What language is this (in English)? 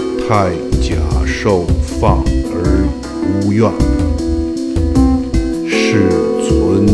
Chinese